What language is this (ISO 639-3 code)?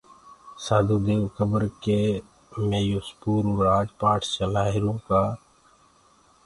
ggg